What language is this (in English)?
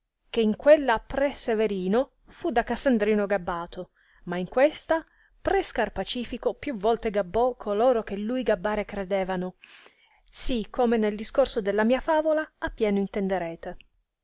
Italian